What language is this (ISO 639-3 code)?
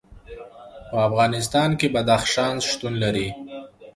pus